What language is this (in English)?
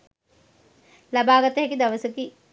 Sinhala